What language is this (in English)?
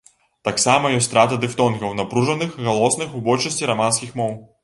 Belarusian